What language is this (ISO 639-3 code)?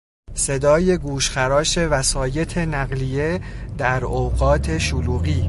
fas